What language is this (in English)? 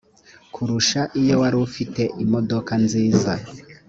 Kinyarwanda